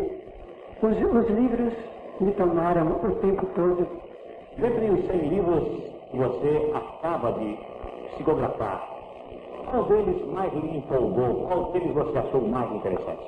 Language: Portuguese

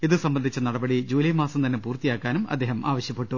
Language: Malayalam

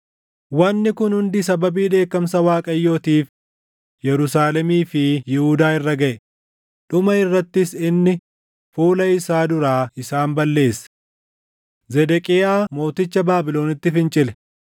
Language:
Oromo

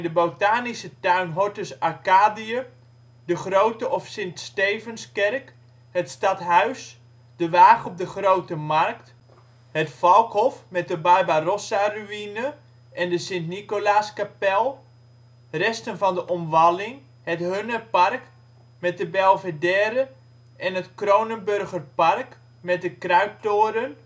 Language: Dutch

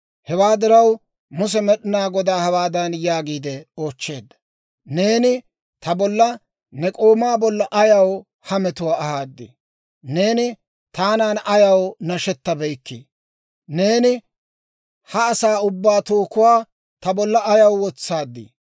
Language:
Dawro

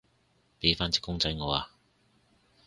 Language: Cantonese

